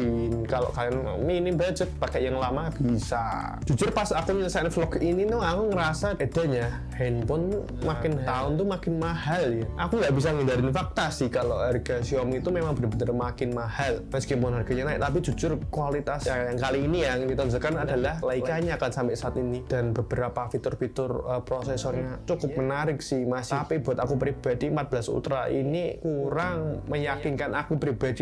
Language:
Indonesian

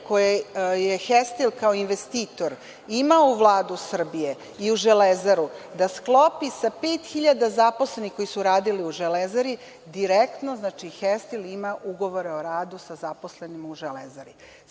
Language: Serbian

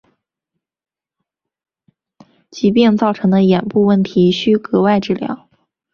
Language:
Chinese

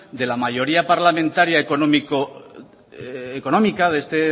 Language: Spanish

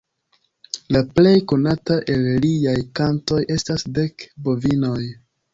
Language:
Esperanto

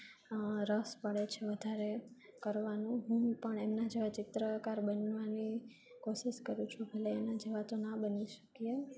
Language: Gujarati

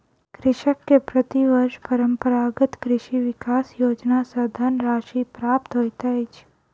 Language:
Maithili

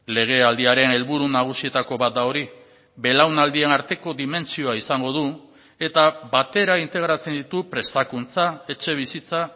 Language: Basque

